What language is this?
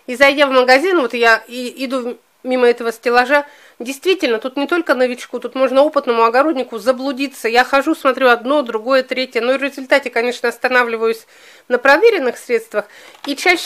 Russian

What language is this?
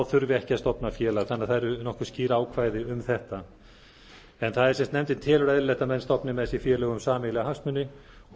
Icelandic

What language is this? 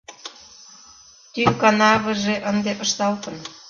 Mari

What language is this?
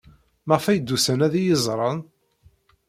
Kabyle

